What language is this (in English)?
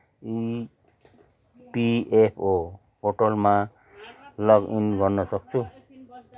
Nepali